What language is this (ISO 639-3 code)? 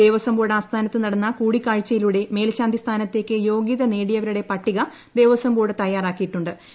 mal